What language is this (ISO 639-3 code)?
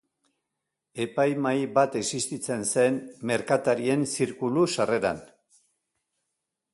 eus